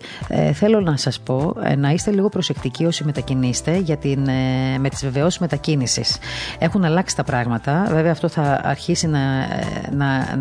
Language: Greek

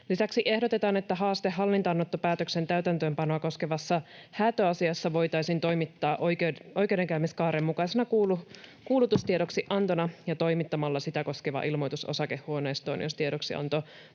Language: Finnish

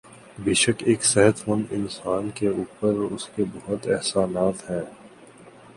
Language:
Urdu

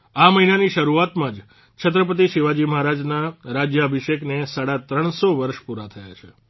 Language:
Gujarati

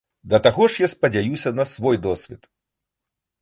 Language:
Belarusian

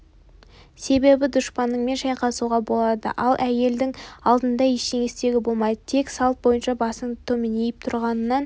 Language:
Kazakh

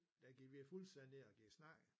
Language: Danish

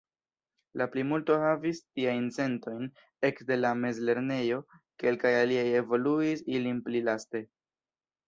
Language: Esperanto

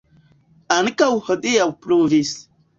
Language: Esperanto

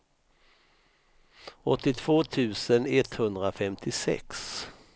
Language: Swedish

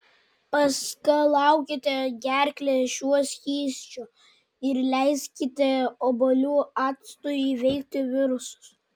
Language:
Lithuanian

